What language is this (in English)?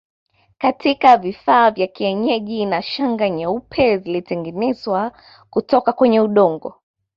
Swahili